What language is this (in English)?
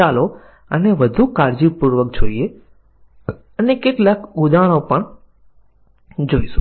Gujarati